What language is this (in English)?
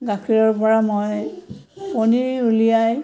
Assamese